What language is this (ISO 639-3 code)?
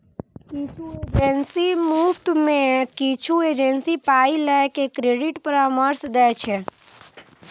mai